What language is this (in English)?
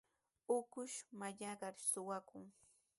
Sihuas Ancash Quechua